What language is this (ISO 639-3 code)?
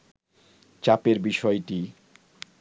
ben